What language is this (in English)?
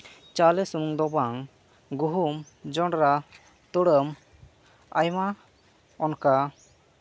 Santali